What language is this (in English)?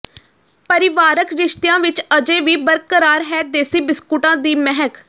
Punjabi